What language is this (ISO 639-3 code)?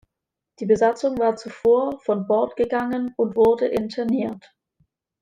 deu